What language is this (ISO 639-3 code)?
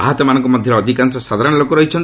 ori